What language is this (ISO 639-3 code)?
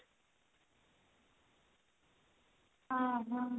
ori